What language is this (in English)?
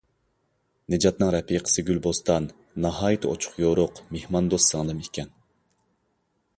Uyghur